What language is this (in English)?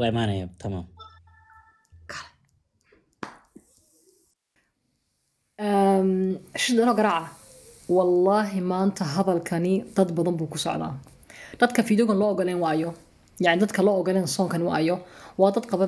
Arabic